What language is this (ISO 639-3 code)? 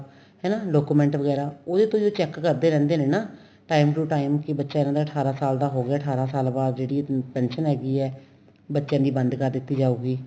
pan